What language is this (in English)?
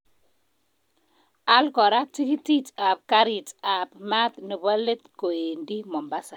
Kalenjin